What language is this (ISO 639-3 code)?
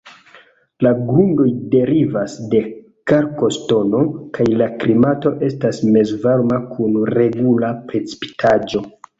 epo